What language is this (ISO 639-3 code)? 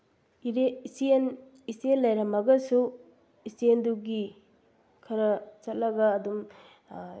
mni